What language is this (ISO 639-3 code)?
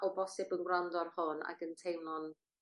cym